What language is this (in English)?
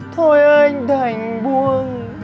Vietnamese